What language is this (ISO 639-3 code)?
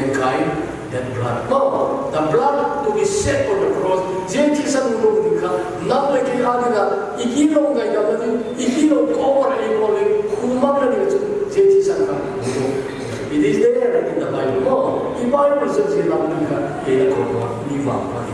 kor